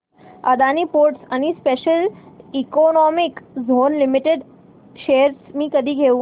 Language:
Marathi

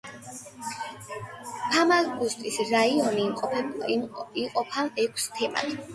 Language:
Georgian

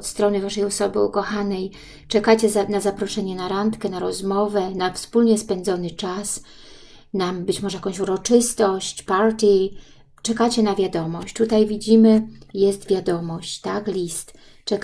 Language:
Polish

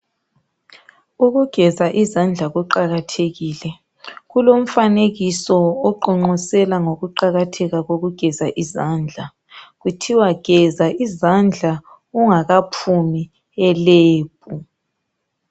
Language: North Ndebele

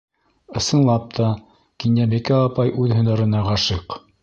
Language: Bashkir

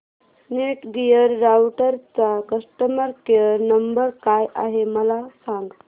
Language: Marathi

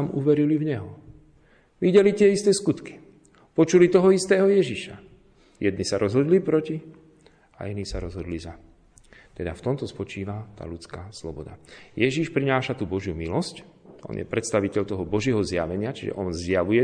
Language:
Slovak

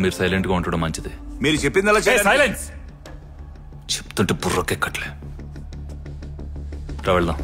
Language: Hindi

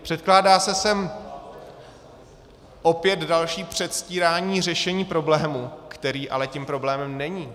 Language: Czech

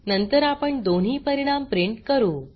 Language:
Marathi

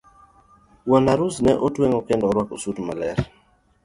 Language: Luo (Kenya and Tanzania)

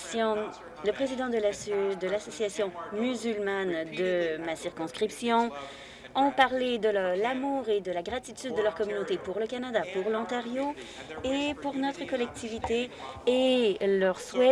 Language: French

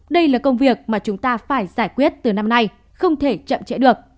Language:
Vietnamese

